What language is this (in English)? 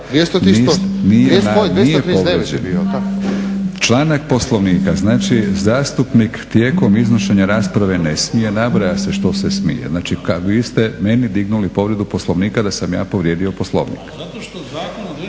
Croatian